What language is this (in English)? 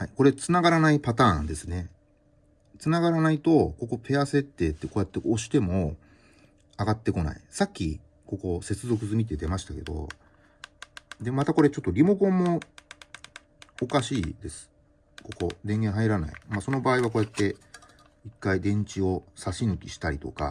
Japanese